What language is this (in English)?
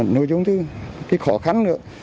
Vietnamese